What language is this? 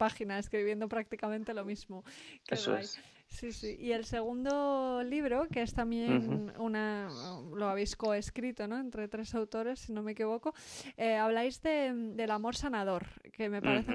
Spanish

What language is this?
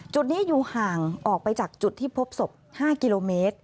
Thai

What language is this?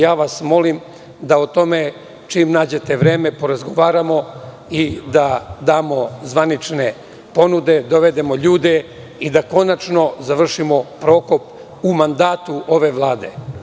Serbian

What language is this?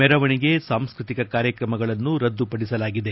Kannada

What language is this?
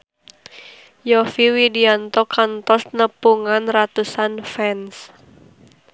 Sundanese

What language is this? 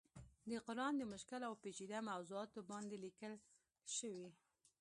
Pashto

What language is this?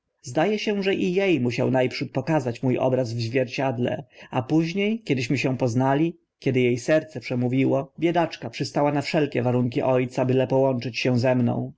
Polish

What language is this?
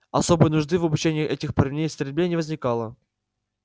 Russian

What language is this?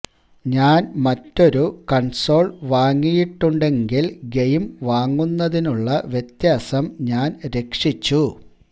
Malayalam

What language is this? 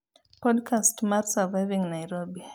Luo (Kenya and Tanzania)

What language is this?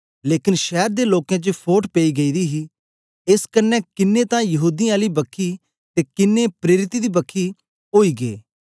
Dogri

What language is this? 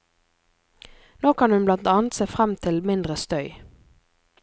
Norwegian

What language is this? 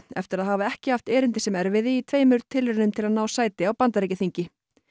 Icelandic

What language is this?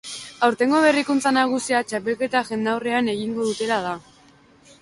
Basque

